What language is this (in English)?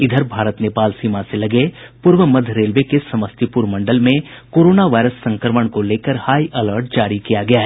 Hindi